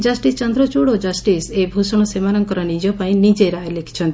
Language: Odia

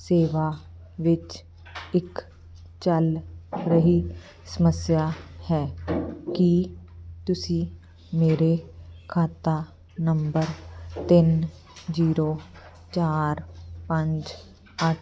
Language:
Punjabi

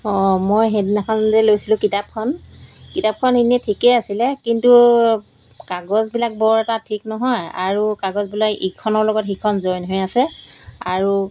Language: Assamese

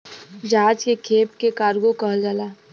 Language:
Bhojpuri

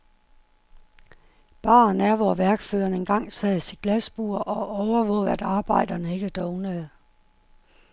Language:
Danish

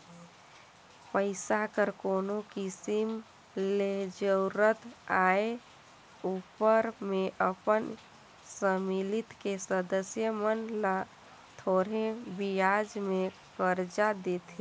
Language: Chhattisgarhi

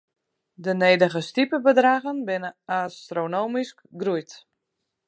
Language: Western Frisian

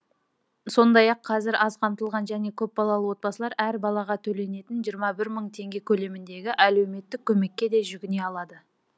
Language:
Kazakh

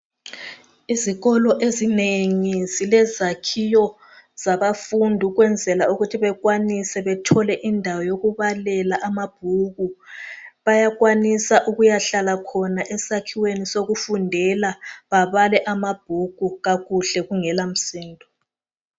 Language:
North Ndebele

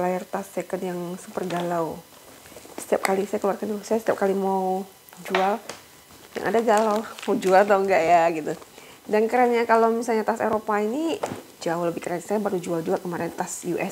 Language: Indonesian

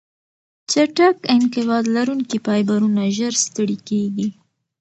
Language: Pashto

